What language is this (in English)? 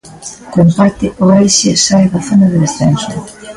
Galician